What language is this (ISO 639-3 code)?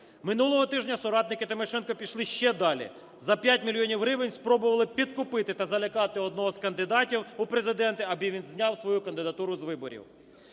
ukr